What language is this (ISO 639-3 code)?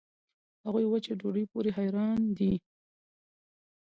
pus